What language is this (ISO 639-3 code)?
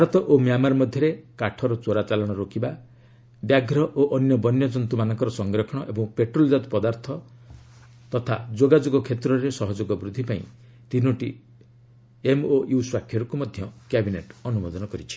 ori